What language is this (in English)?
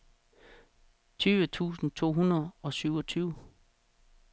Danish